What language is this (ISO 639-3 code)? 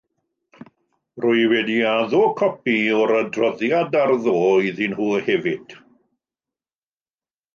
cym